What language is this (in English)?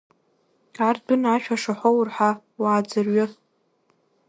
Abkhazian